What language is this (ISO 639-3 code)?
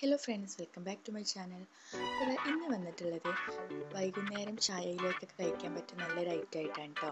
tha